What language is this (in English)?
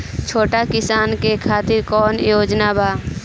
Bhojpuri